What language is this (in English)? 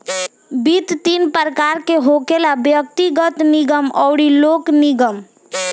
Bhojpuri